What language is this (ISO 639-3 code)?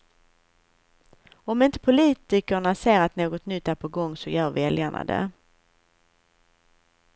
swe